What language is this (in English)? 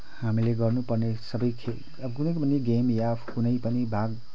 Nepali